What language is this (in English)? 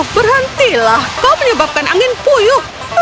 Indonesian